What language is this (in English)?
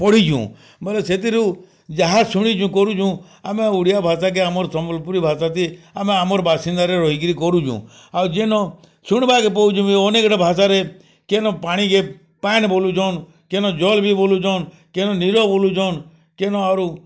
Odia